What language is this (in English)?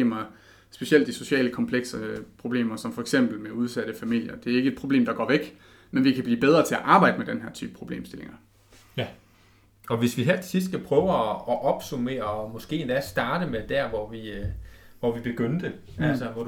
Danish